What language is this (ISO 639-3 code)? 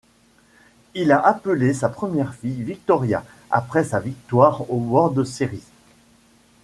fra